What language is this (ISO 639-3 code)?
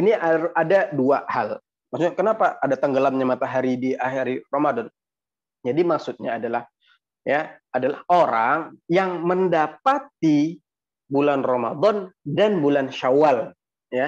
ind